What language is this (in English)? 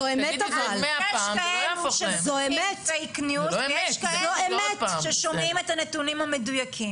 Hebrew